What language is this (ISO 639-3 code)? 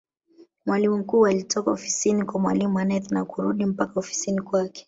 swa